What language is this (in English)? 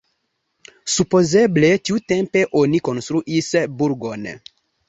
Esperanto